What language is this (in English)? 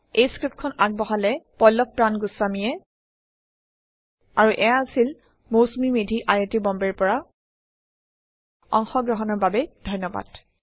Assamese